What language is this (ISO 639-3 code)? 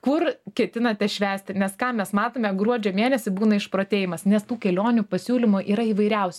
lit